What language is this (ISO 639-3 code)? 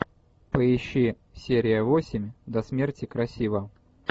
rus